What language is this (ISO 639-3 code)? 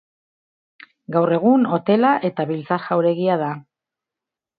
eus